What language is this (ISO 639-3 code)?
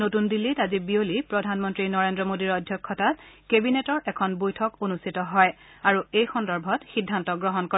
asm